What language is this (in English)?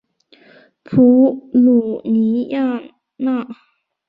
Chinese